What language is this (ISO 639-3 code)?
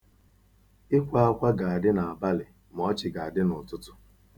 ibo